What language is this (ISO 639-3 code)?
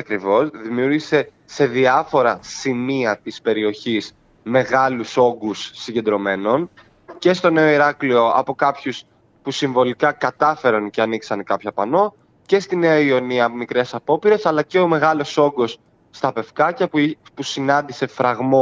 ell